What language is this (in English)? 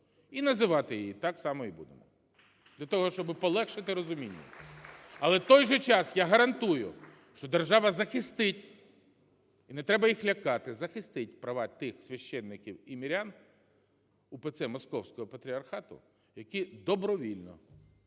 Ukrainian